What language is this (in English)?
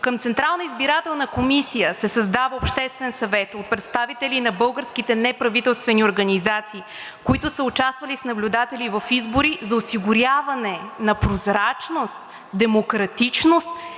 Bulgarian